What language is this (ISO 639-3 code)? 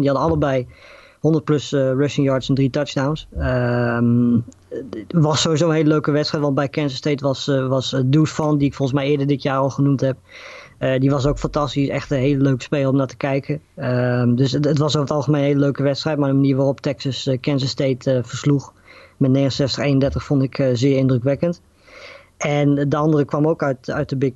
nld